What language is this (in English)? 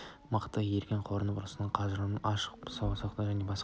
Kazakh